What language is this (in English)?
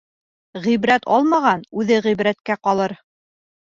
Bashkir